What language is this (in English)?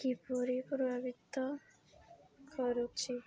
Odia